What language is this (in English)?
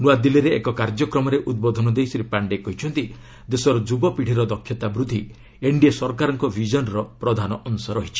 Odia